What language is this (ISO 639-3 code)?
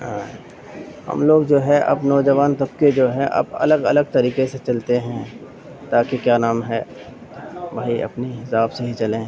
urd